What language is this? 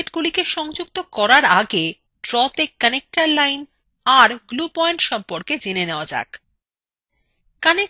Bangla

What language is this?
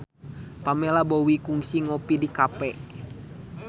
Sundanese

